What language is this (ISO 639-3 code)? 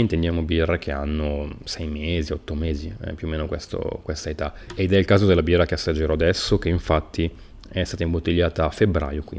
ita